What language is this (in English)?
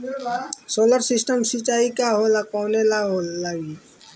Bhojpuri